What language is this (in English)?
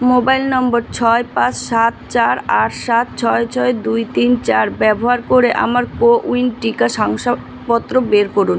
Bangla